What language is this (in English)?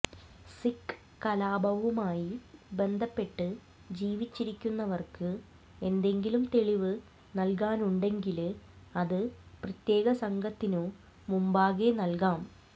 Malayalam